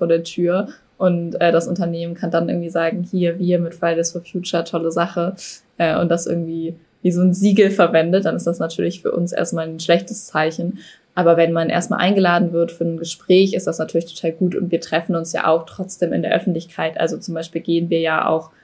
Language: German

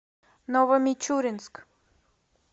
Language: Russian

